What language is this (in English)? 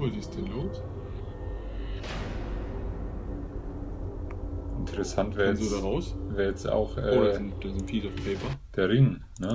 German